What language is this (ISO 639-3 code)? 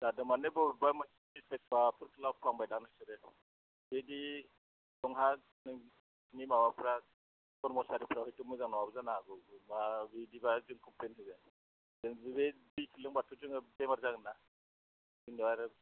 brx